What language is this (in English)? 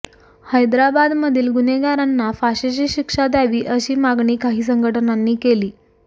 Marathi